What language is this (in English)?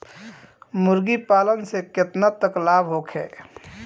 Bhojpuri